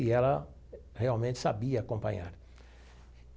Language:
Portuguese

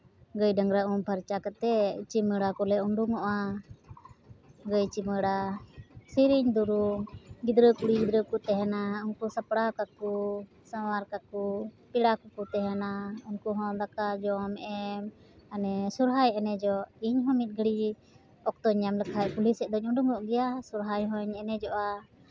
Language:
Santali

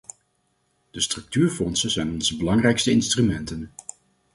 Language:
Dutch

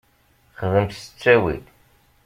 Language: Kabyle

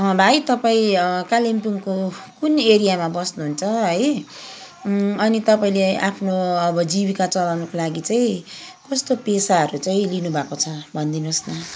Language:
Nepali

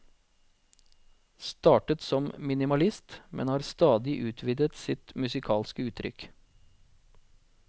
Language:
Norwegian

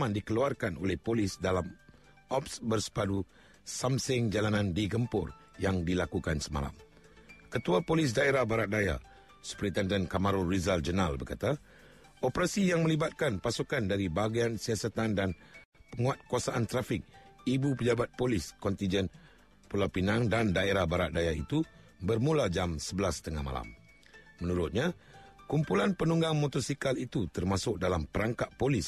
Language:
Malay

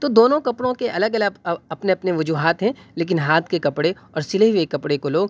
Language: Urdu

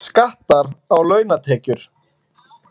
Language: Icelandic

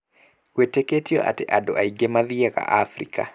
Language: Kikuyu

